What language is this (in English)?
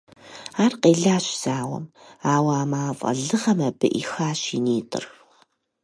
Kabardian